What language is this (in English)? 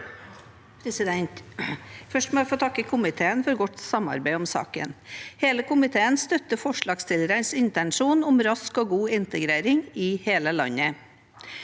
Norwegian